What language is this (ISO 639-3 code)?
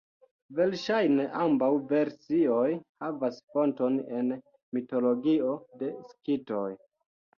epo